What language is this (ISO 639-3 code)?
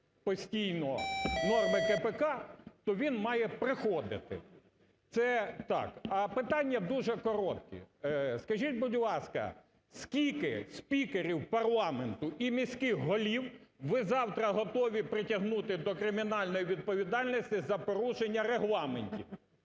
ukr